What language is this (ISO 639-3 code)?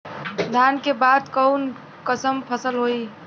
bho